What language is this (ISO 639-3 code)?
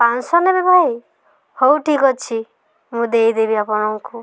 ori